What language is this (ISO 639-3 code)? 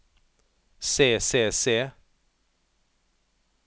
nor